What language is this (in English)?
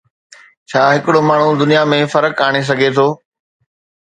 Sindhi